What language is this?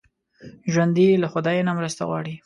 Pashto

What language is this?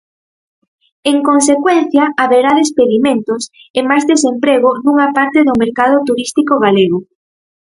Galician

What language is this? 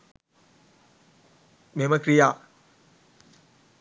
Sinhala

